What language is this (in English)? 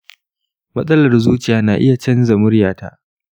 Hausa